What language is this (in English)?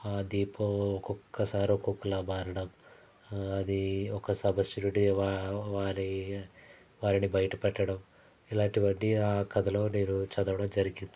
Telugu